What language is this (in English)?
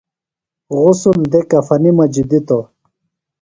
Phalura